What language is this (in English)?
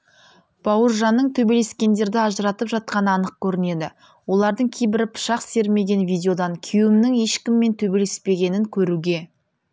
Kazakh